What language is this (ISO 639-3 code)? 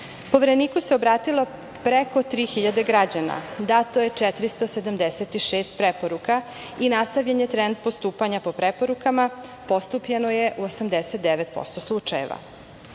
srp